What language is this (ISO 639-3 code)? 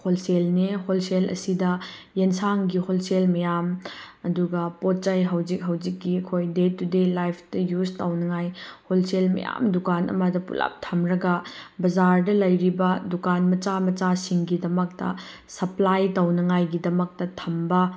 mni